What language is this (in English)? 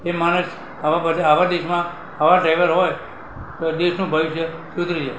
Gujarati